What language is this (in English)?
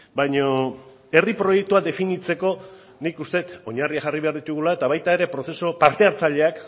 Basque